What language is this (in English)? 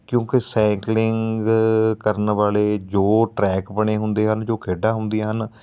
Punjabi